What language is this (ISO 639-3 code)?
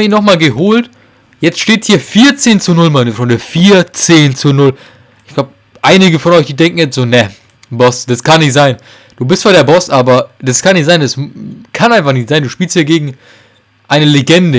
deu